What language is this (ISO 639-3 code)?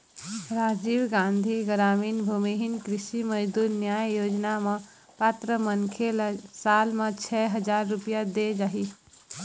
hne